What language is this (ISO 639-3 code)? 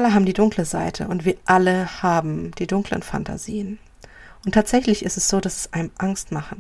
deu